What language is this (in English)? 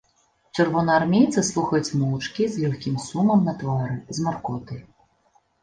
Belarusian